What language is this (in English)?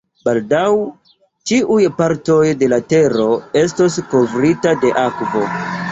Esperanto